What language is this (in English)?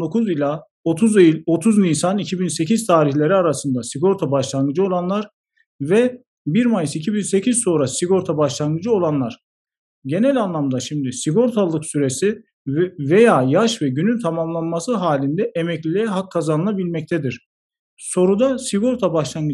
Turkish